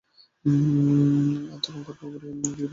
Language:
Bangla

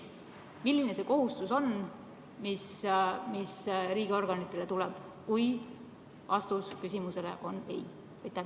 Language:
Estonian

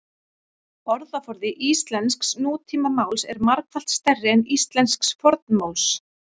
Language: Icelandic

